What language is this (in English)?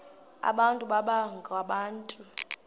Xhosa